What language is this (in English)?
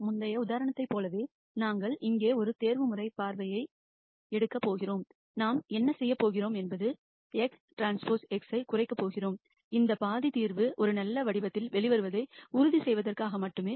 Tamil